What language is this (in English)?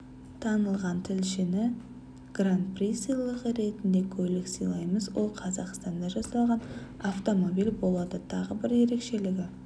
Kazakh